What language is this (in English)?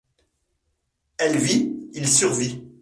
French